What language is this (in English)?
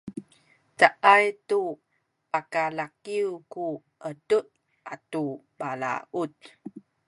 Sakizaya